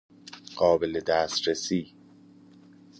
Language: Persian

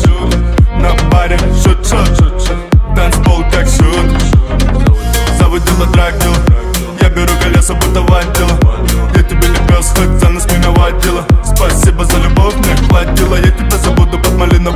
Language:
Romanian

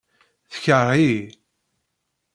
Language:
Kabyle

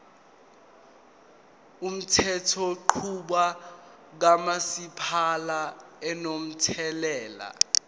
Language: Zulu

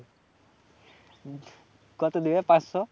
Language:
Bangla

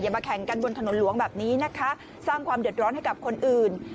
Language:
Thai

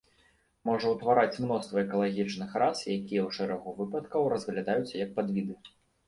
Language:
Belarusian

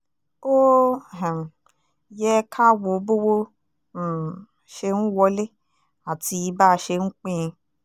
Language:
Yoruba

